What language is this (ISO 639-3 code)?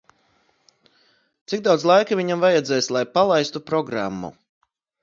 lav